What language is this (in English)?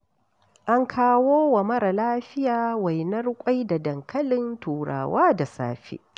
Hausa